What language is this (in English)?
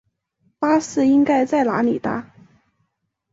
Chinese